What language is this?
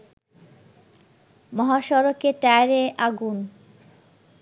Bangla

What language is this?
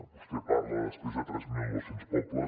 Catalan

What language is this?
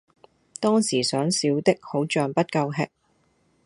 Cantonese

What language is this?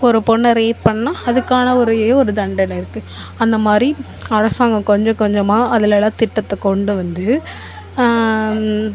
Tamil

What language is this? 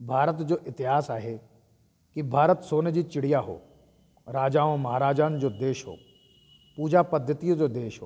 Sindhi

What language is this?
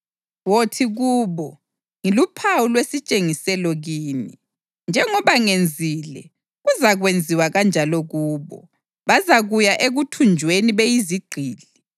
North Ndebele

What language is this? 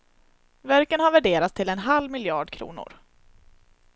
Swedish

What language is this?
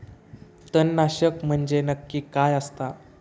Marathi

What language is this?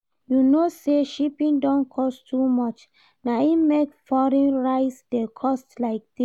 Nigerian Pidgin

